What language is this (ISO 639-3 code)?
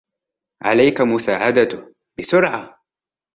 ara